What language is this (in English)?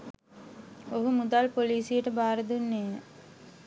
Sinhala